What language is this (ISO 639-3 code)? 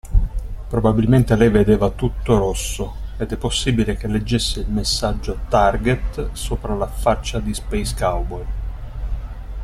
ita